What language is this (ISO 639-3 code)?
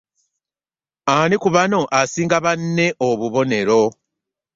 lug